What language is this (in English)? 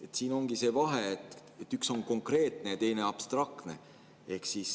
Estonian